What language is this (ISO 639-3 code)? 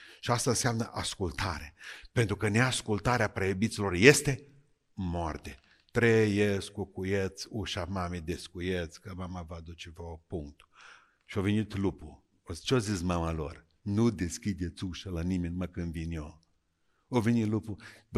ron